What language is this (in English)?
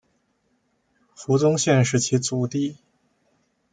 Chinese